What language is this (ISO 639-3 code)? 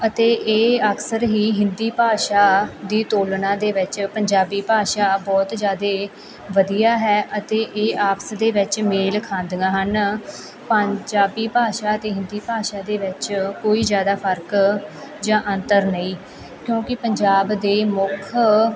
pan